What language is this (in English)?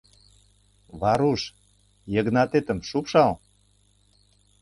Mari